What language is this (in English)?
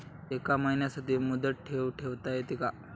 Marathi